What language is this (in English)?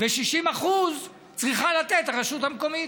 Hebrew